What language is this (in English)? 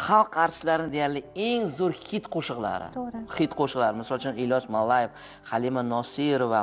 Turkish